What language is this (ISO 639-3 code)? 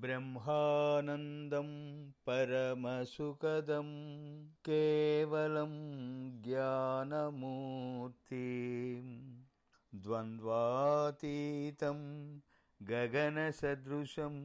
tel